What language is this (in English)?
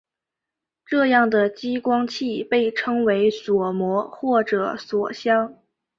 Chinese